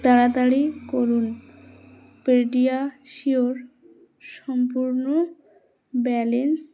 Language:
Bangla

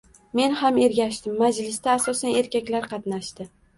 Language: Uzbek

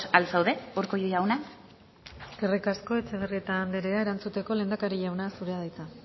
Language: Basque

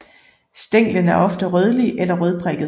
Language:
Danish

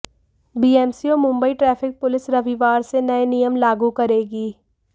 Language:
Hindi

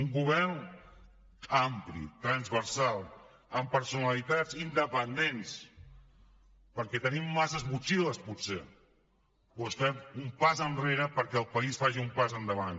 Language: Catalan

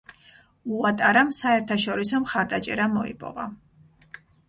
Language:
Georgian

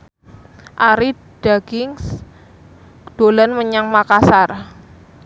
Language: Javanese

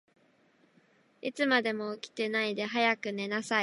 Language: Japanese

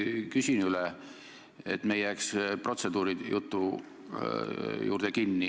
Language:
Estonian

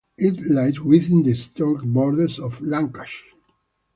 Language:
English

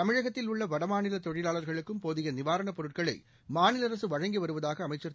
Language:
Tamil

